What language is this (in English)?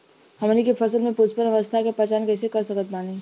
Bhojpuri